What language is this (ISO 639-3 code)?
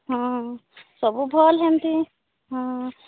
ori